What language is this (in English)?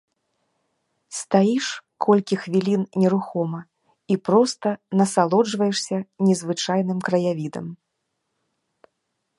Belarusian